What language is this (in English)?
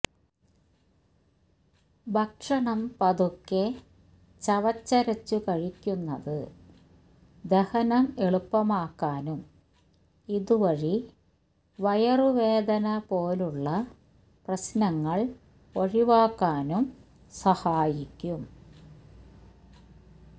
Malayalam